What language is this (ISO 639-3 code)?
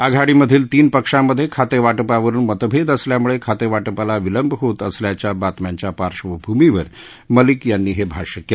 mar